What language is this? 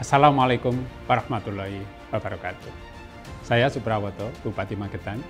Indonesian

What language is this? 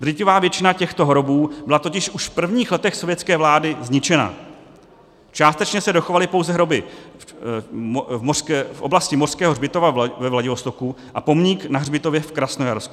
Czech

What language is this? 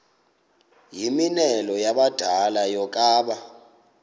Xhosa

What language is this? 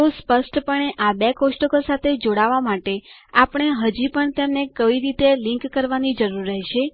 Gujarati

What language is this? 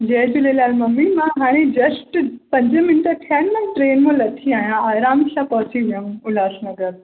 Sindhi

